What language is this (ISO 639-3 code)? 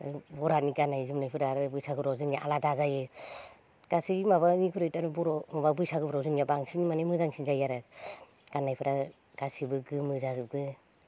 brx